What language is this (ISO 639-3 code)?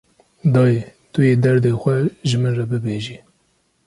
kur